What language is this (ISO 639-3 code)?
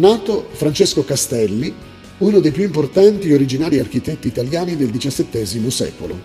ita